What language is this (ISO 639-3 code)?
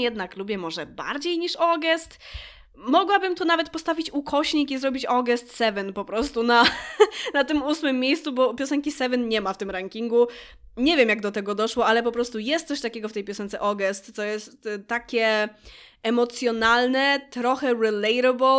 pol